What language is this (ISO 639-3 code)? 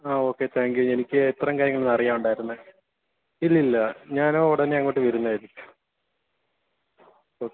mal